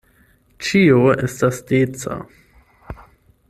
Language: Esperanto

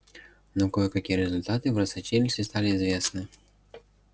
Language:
Russian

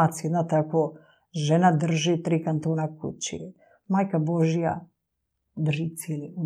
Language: Croatian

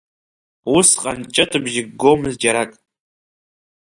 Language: Abkhazian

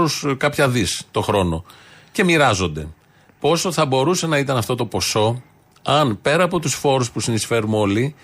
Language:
Greek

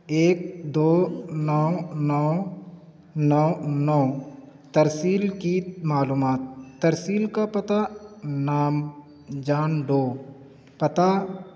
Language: Urdu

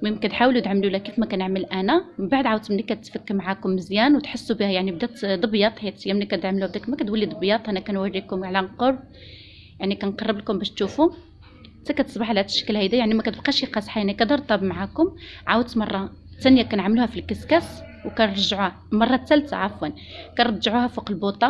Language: Arabic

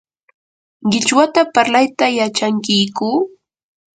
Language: Yanahuanca Pasco Quechua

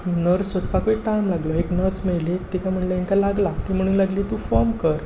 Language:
Konkani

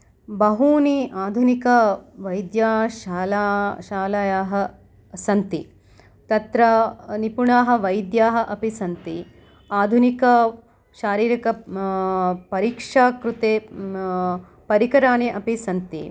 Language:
Sanskrit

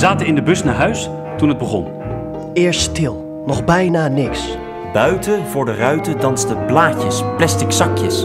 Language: Dutch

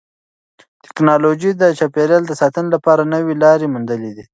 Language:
Pashto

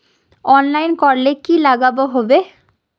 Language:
Magahi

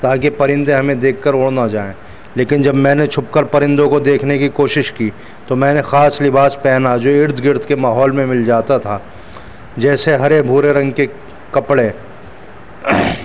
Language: Urdu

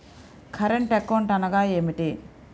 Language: Telugu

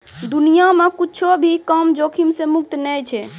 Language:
Maithili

